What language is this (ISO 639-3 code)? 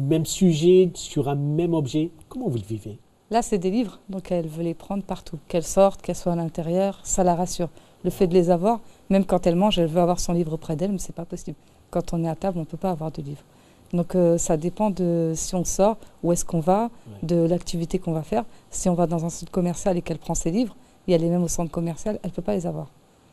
fra